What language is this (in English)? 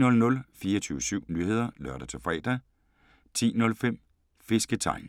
Danish